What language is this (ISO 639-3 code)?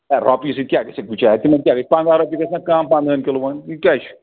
kas